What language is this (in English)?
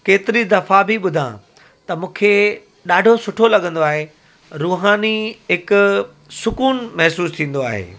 Sindhi